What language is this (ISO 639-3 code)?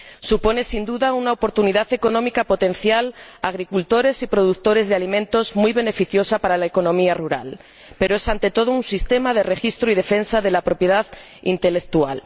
spa